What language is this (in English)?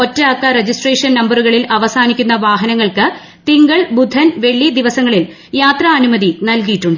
Malayalam